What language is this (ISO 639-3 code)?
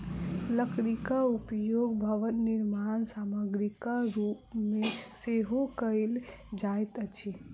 mai